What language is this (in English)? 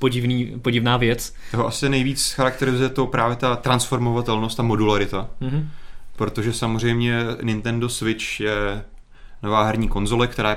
Czech